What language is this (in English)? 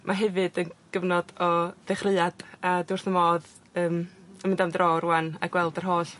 Welsh